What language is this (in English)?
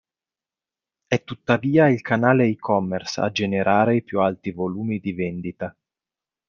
Italian